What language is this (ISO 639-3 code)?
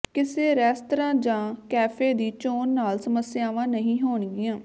pan